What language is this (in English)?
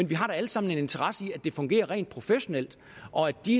Danish